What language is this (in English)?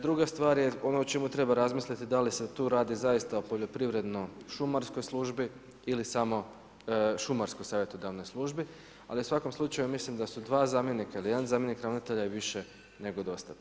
Croatian